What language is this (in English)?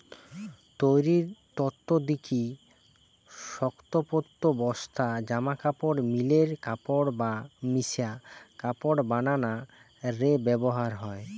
Bangla